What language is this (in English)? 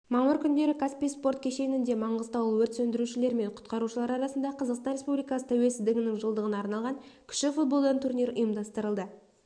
Kazakh